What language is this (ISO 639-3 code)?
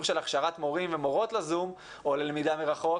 heb